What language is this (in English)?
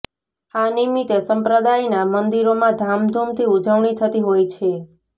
Gujarati